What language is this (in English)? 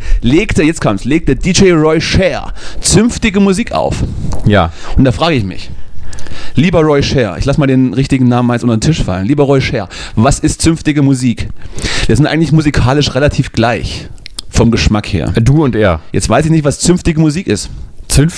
German